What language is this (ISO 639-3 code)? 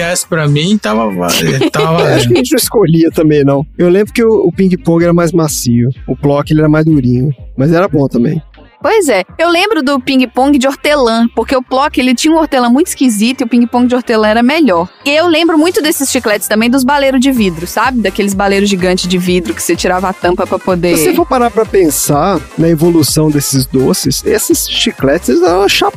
por